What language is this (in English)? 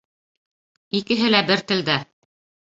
Bashkir